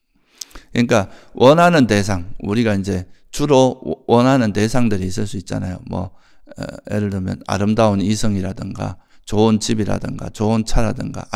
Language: Korean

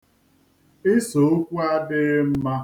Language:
Igbo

